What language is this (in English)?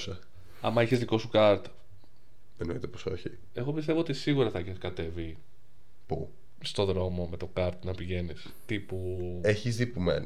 Greek